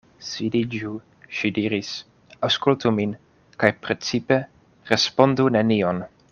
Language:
Esperanto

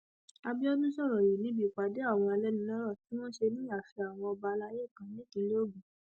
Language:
Yoruba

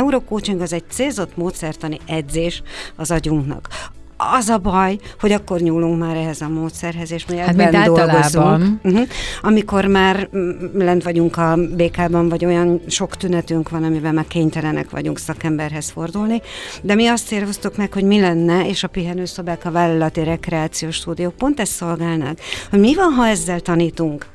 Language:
Hungarian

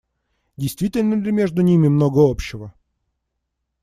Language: Russian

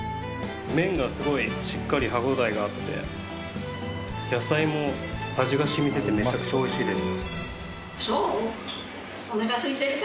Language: Japanese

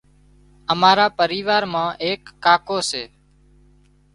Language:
Wadiyara Koli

